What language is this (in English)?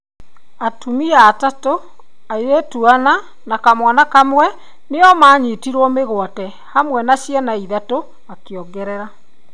Kikuyu